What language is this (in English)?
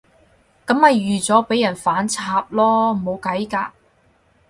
Cantonese